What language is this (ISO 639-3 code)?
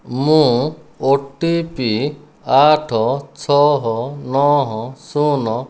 ori